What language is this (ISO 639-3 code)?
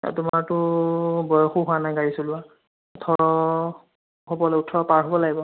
asm